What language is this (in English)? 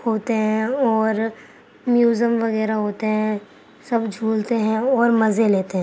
Urdu